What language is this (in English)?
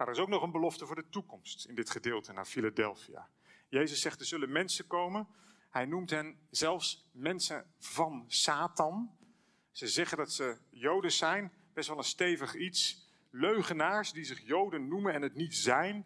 Dutch